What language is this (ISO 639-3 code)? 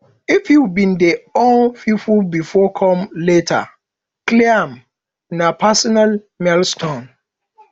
pcm